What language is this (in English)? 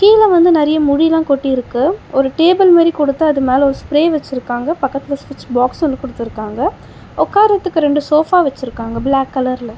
Tamil